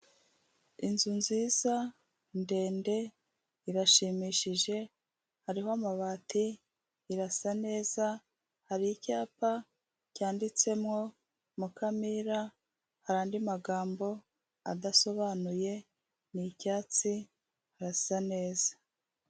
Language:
Kinyarwanda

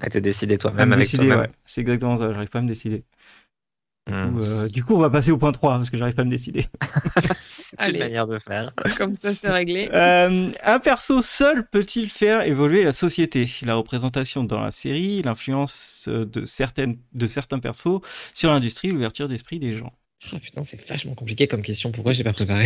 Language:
French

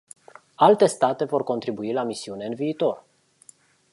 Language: Romanian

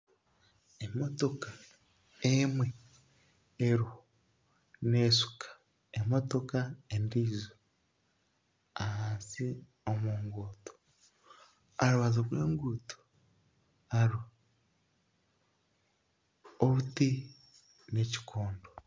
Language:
Nyankole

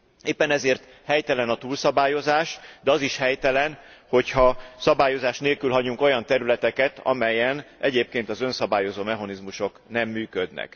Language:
Hungarian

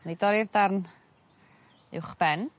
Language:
Welsh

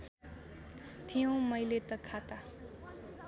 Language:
Nepali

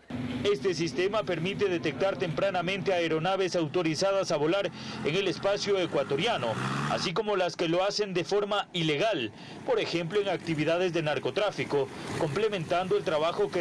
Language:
Spanish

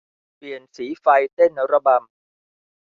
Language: Thai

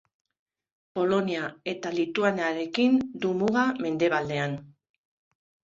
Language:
Basque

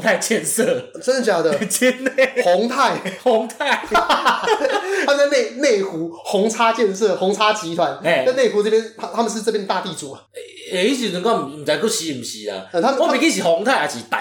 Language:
Chinese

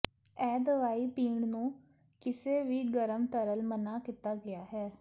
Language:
Punjabi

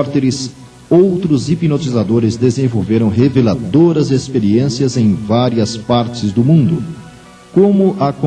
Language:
Portuguese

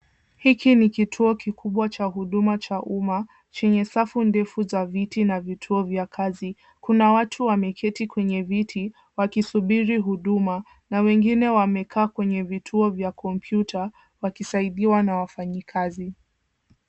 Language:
Swahili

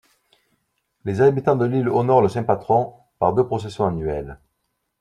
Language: French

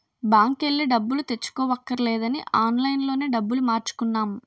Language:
Telugu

